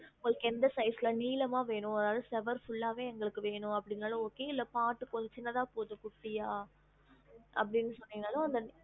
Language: Tamil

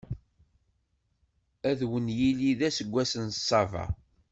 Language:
Kabyle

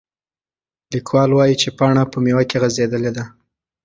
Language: Pashto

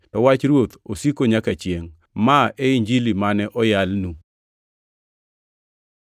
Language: Luo (Kenya and Tanzania)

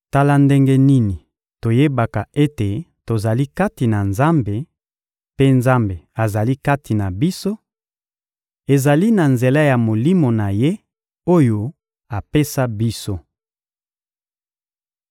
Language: Lingala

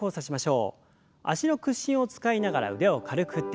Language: Japanese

